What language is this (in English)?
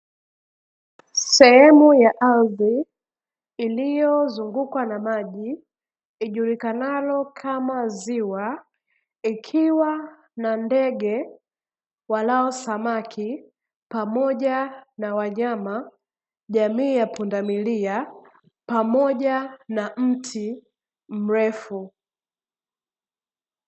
Swahili